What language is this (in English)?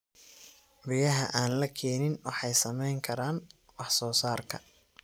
Somali